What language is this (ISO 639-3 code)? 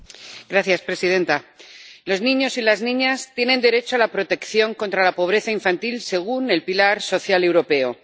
spa